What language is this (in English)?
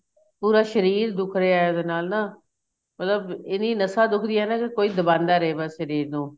Punjabi